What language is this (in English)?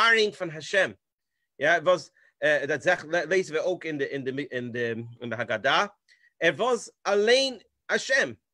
Dutch